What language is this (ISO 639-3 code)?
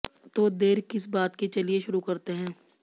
hin